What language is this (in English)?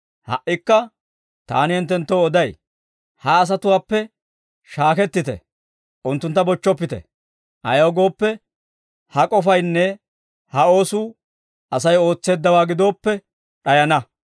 Dawro